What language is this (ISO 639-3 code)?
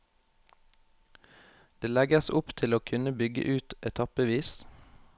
nor